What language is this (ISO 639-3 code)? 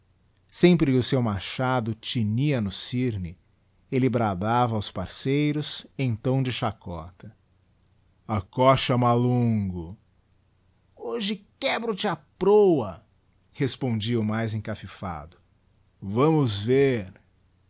por